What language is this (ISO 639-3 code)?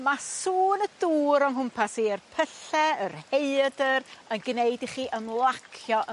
cym